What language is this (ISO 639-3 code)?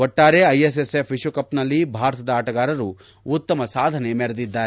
kan